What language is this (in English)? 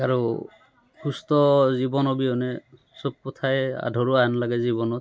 Assamese